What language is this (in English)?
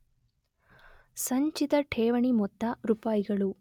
Kannada